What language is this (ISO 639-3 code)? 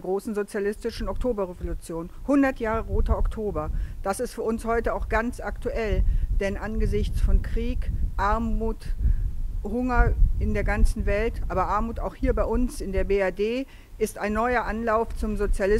deu